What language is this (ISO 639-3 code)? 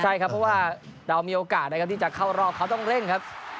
tha